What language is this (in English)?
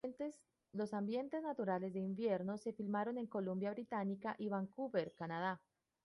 Spanish